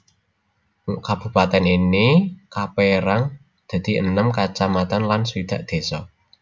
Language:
Javanese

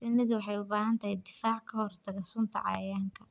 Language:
Somali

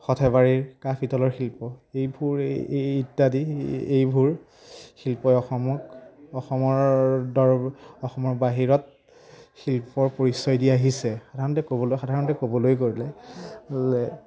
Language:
Assamese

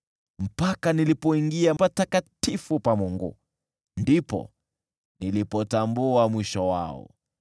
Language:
Swahili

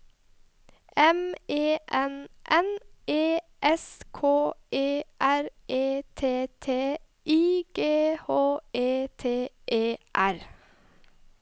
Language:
Norwegian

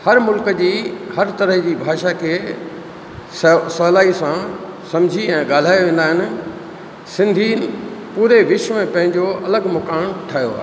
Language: Sindhi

